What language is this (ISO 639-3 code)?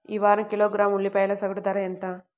tel